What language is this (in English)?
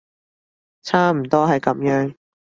Cantonese